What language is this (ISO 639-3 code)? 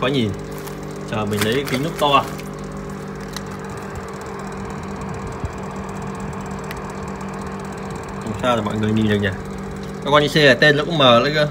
vie